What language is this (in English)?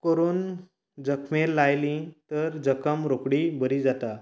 Konkani